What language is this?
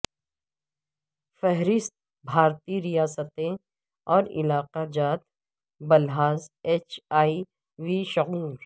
Urdu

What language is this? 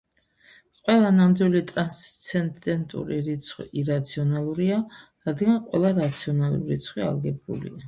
Georgian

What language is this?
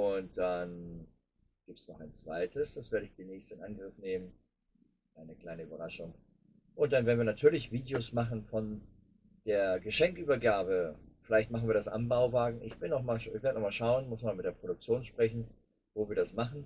German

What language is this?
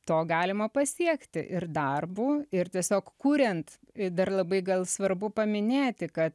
Lithuanian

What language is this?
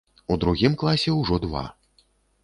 Belarusian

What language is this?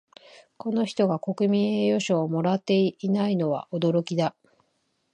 Japanese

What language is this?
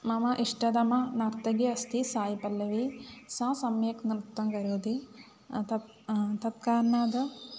Sanskrit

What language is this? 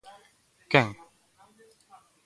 Galician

